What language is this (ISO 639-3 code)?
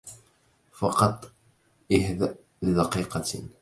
ara